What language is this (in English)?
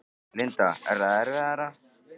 Icelandic